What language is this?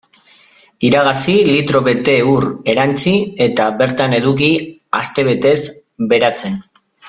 Basque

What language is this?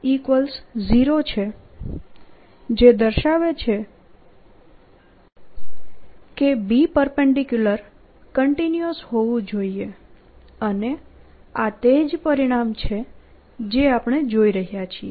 Gujarati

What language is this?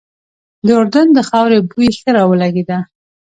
Pashto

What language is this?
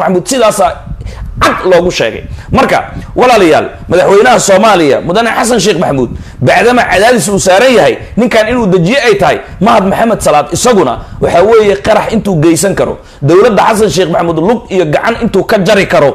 Arabic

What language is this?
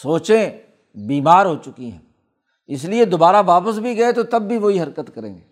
Urdu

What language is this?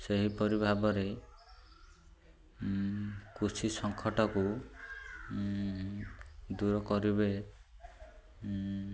Odia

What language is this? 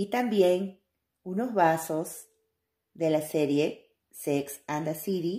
Spanish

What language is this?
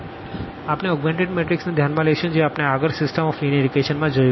Gujarati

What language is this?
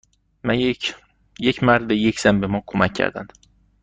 Persian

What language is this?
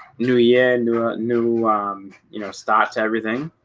English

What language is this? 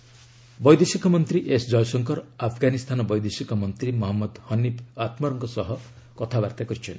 Odia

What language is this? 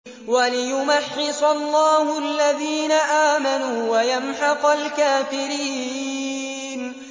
Arabic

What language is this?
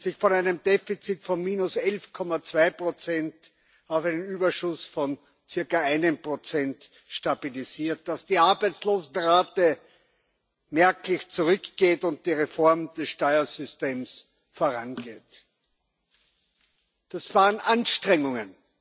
German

